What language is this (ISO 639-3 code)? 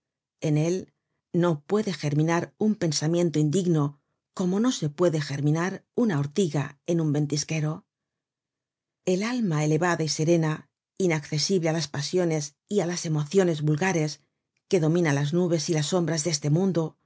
spa